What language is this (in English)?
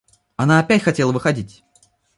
Russian